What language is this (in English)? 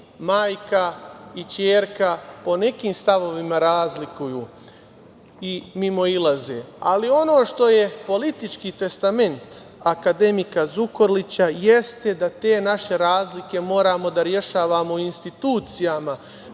Serbian